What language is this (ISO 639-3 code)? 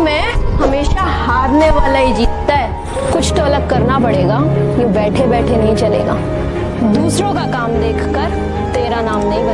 hin